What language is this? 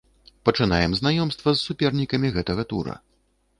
Belarusian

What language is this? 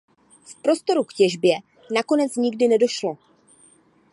Czech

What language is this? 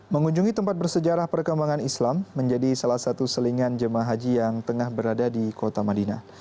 Indonesian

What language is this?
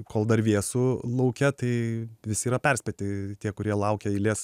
Lithuanian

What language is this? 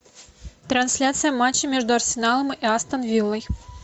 Russian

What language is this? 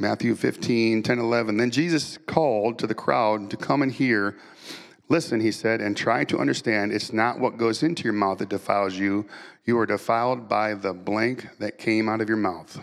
English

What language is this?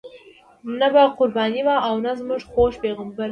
Pashto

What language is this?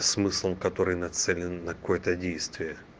Russian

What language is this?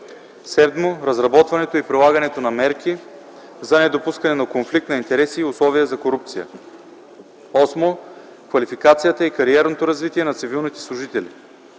Bulgarian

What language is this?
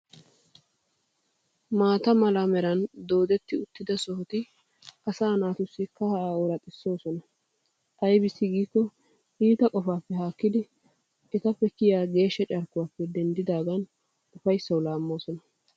Wolaytta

